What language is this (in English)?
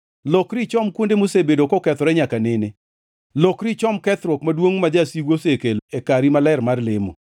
Luo (Kenya and Tanzania)